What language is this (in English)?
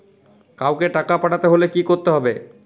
Bangla